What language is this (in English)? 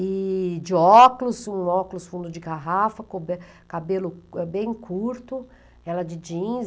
Portuguese